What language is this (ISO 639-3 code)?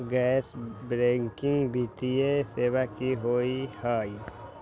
mag